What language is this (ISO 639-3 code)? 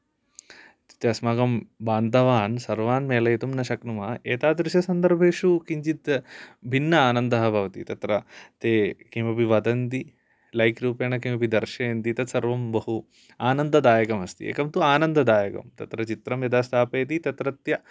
san